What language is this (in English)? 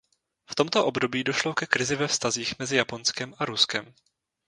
Czech